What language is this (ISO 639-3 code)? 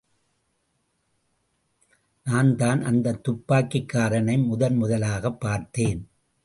tam